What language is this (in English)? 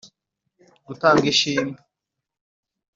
Kinyarwanda